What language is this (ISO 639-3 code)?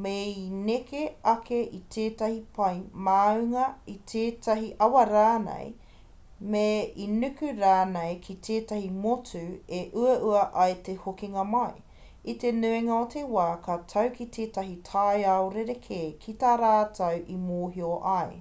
mri